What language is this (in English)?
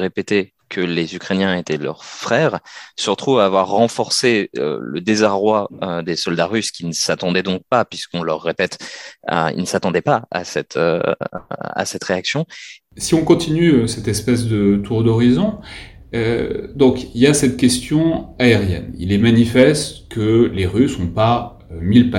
French